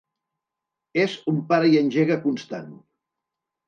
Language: Catalan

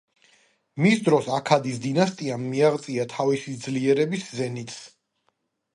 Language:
Georgian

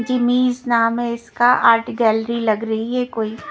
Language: Hindi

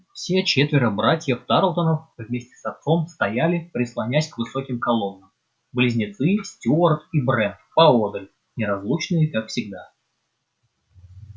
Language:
Russian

